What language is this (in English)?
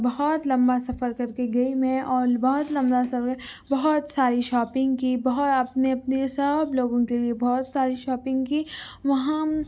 Urdu